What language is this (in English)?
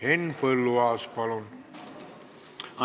Estonian